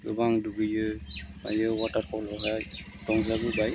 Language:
Bodo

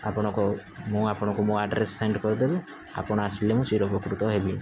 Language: Odia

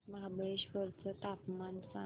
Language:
Marathi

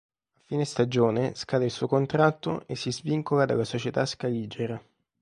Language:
Italian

